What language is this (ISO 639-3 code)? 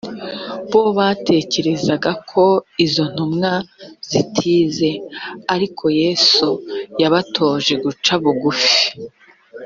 kin